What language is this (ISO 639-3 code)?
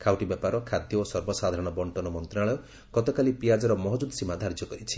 ori